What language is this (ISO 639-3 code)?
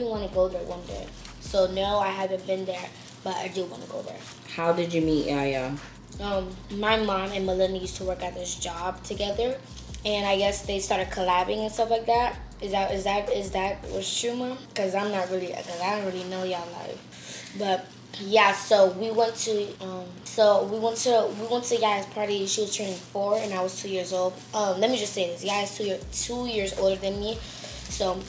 eng